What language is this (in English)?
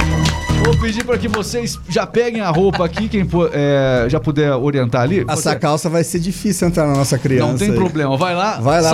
Portuguese